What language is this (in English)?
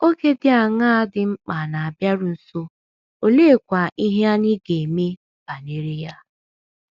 Igbo